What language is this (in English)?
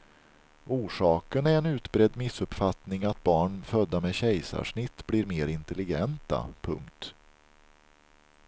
Swedish